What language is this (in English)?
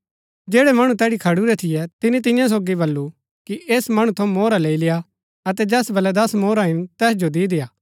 Gaddi